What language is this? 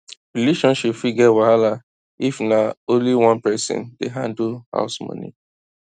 Nigerian Pidgin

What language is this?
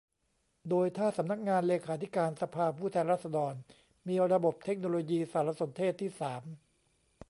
Thai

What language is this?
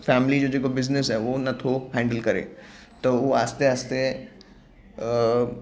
Sindhi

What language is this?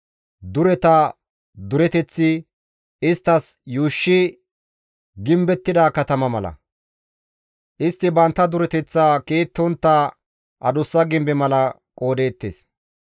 Gamo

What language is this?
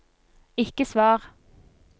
Norwegian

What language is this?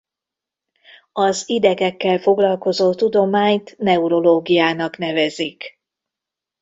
Hungarian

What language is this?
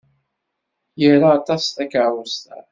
Kabyle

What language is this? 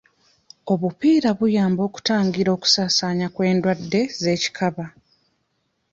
Ganda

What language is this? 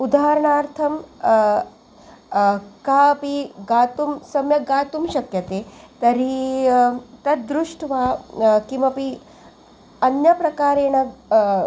Sanskrit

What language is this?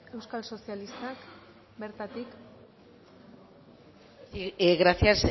Basque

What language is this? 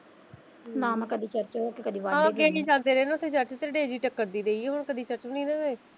Punjabi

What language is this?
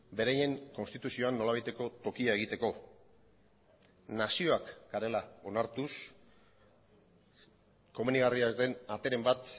Basque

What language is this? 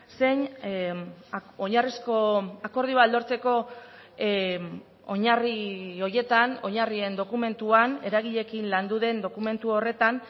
Basque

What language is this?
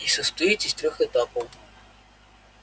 Russian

